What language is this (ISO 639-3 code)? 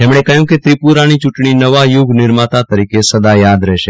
guj